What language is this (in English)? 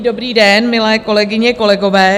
Czech